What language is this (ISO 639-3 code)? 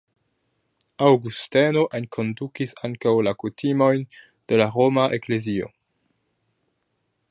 epo